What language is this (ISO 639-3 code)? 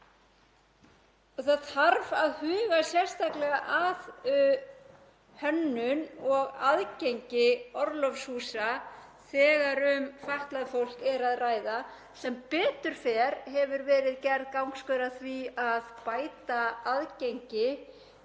isl